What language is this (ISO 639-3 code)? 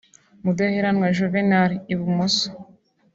kin